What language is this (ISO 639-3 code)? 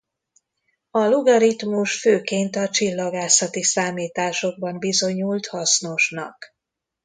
hun